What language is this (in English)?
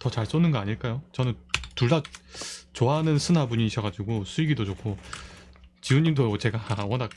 Korean